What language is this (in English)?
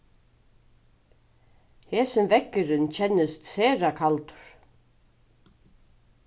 Faroese